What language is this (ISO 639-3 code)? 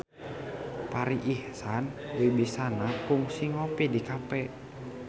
sun